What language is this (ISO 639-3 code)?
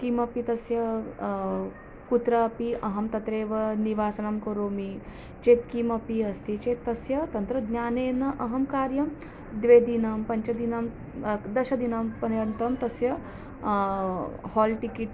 san